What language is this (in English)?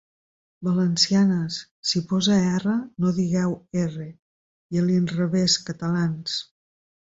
Catalan